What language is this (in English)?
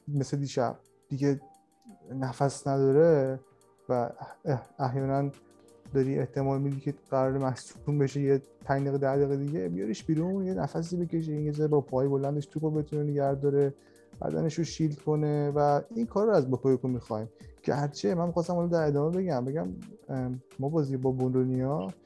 Persian